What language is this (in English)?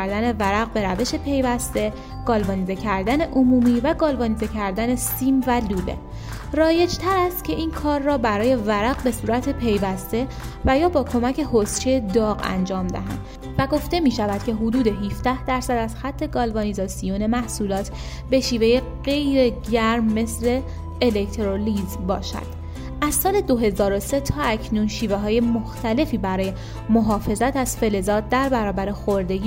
Persian